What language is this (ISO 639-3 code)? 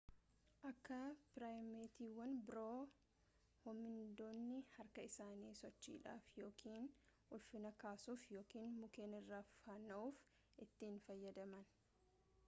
orm